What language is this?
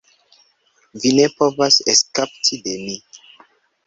Esperanto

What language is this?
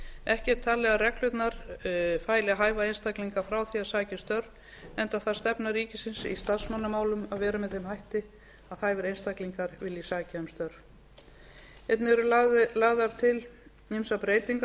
Icelandic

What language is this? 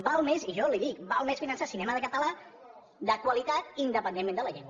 Catalan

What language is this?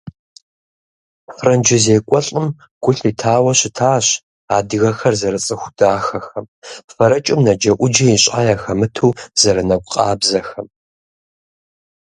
Kabardian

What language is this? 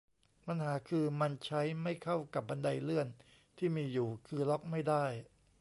Thai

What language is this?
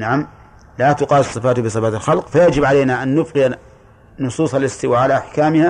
Arabic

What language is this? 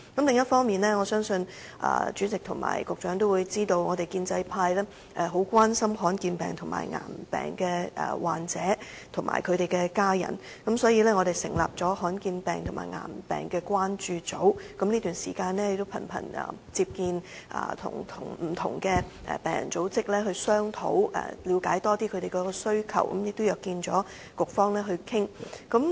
Cantonese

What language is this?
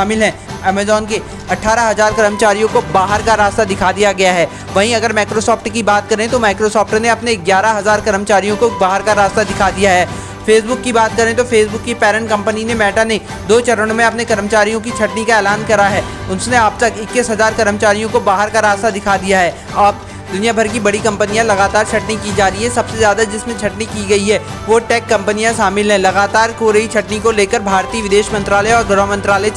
Hindi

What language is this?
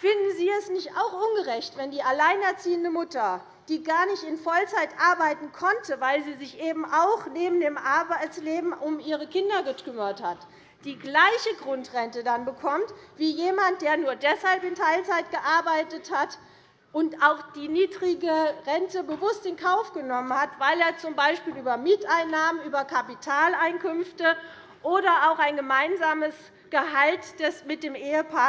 German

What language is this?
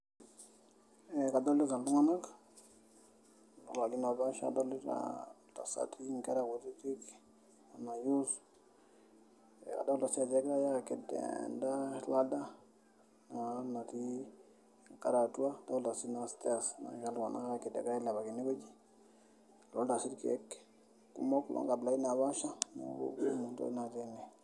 Masai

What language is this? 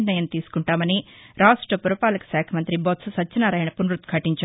Telugu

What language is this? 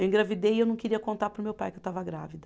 Portuguese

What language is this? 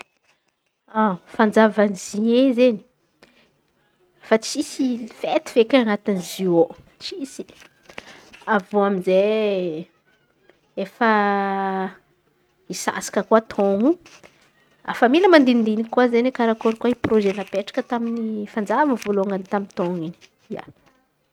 Antankarana Malagasy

